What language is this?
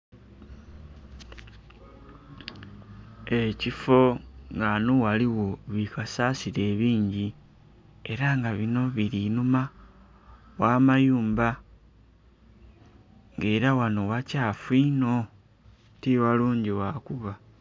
Soga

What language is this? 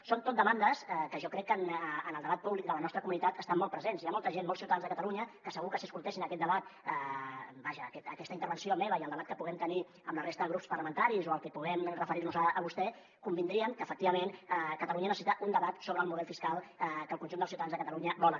Catalan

